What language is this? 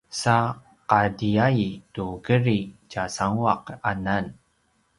Paiwan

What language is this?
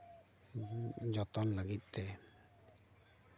Santali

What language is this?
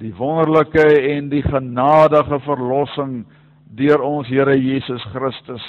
Dutch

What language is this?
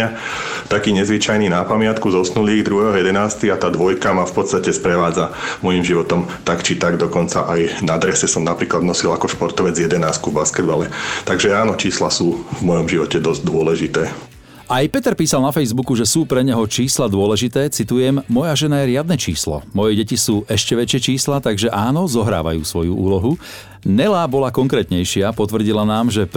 Slovak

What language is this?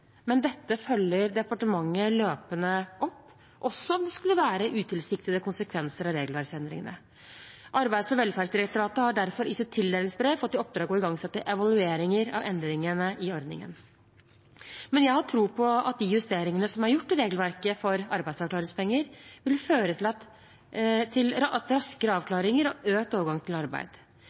Norwegian Bokmål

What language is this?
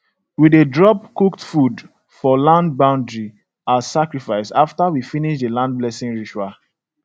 Nigerian Pidgin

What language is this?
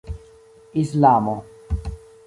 Esperanto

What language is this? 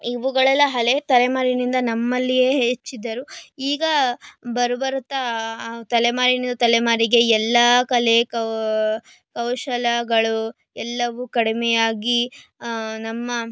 Kannada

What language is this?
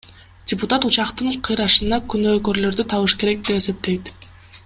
Kyrgyz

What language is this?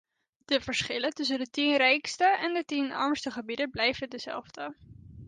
Dutch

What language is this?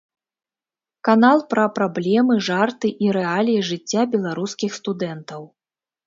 Belarusian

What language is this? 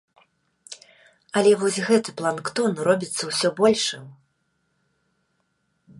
Belarusian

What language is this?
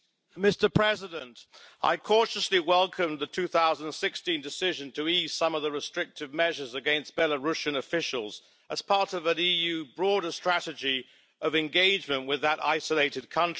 English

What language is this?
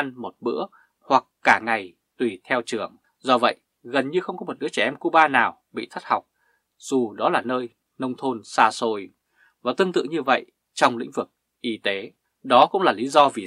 Vietnamese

